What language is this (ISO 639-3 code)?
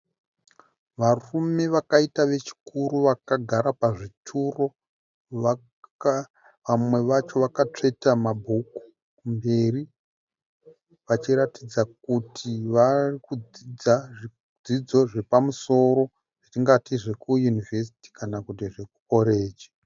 sna